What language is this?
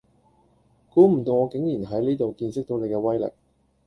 Cantonese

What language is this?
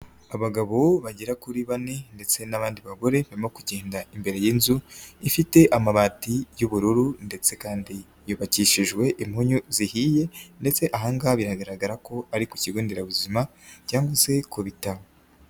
Kinyarwanda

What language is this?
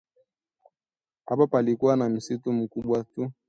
Swahili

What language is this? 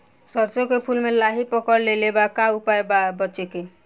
Bhojpuri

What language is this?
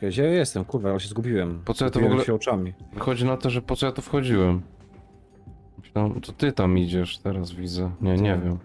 Polish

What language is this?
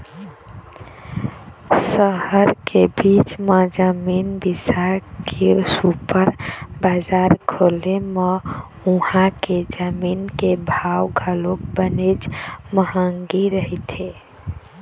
Chhattisgarhi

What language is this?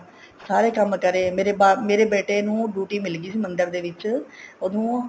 Punjabi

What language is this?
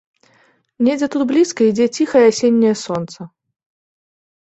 Belarusian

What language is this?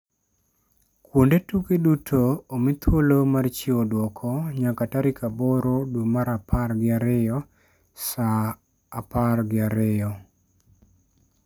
Luo (Kenya and Tanzania)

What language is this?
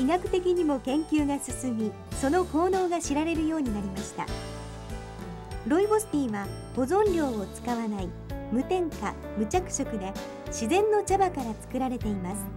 Japanese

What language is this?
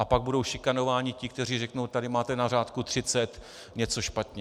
Czech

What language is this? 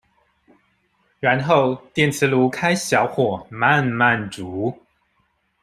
Chinese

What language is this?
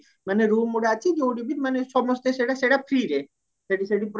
Odia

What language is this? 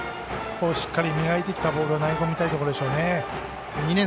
Japanese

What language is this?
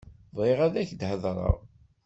Kabyle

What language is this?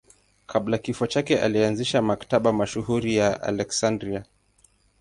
Swahili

